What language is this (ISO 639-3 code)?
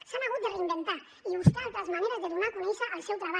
cat